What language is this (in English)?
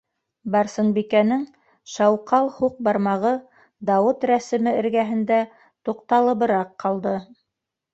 Bashkir